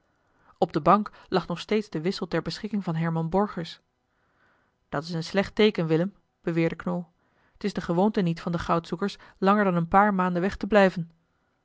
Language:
Dutch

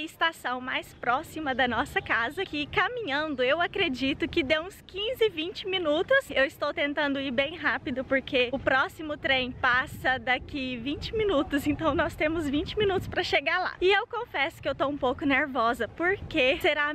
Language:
Portuguese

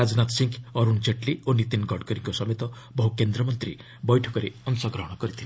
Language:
Odia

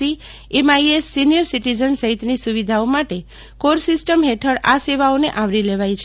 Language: Gujarati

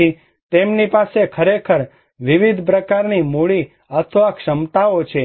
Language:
Gujarati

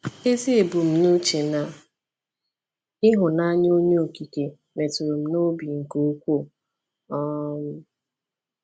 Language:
Igbo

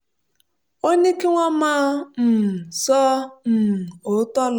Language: Yoruba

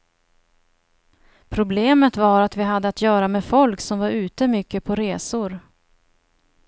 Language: Swedish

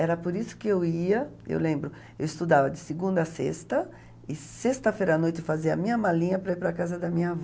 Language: Portuguese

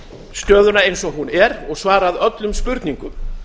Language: Icelandic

